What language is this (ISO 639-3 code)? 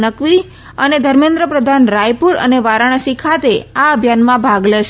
guj